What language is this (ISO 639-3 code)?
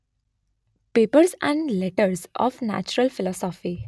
guj